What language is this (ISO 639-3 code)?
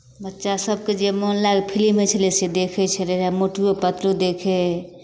mai